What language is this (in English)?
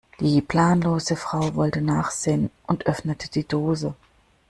German